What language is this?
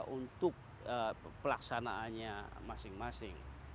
Indonesian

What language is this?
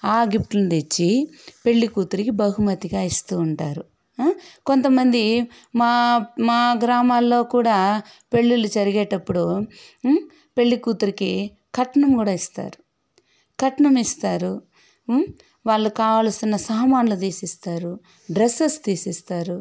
Telugu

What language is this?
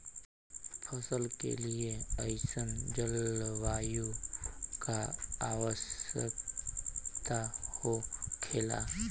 Bhojpuri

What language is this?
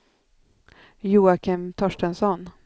Swedish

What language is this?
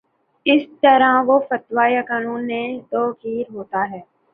Urdu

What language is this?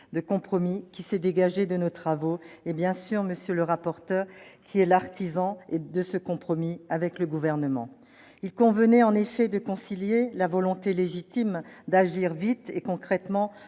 French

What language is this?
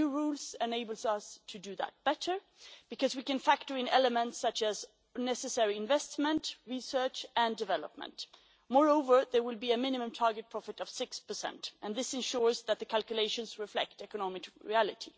English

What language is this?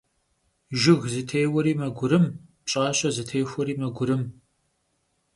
Kabardian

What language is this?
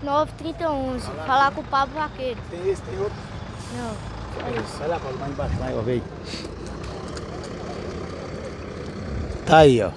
Portuguese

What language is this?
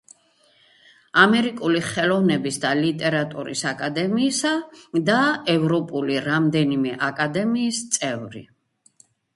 Georgian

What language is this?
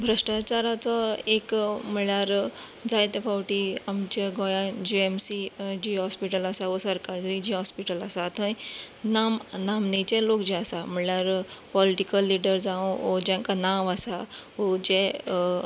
Konkani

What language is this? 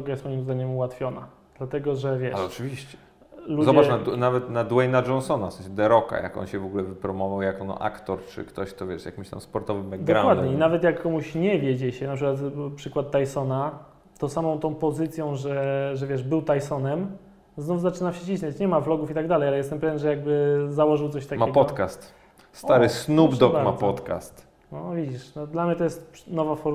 Polish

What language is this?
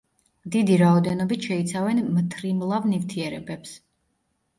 Georgian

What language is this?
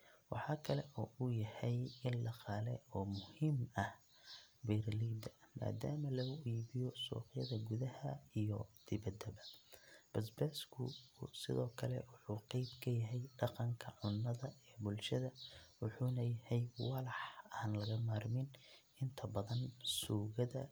Somali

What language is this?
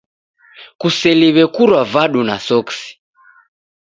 Taita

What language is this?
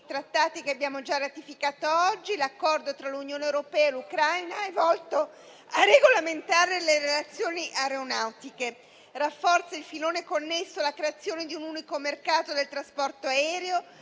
Italian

